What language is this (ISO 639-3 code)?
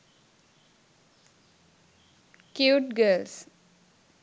sin